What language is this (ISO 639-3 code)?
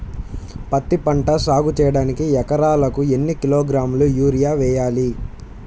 tel